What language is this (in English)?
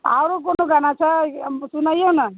Maithili